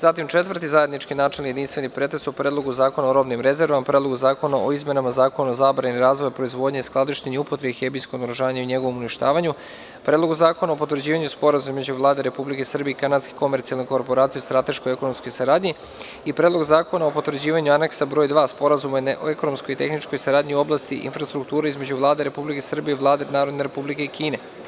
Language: Serbian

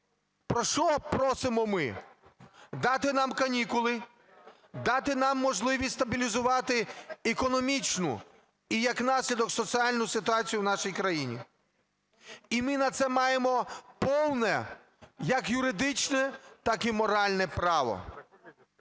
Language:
Ukrainian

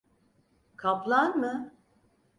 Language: Turkish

